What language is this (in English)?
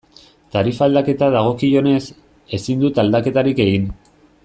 Basque